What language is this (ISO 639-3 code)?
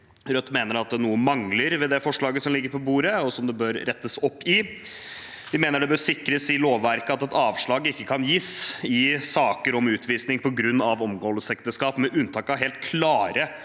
nor